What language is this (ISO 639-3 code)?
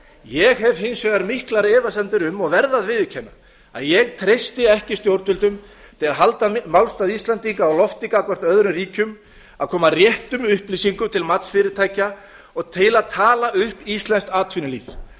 isl